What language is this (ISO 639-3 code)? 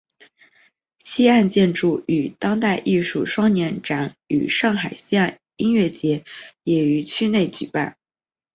zho